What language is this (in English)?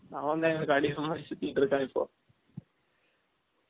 Tamil